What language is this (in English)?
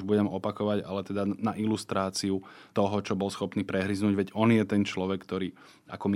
Slovak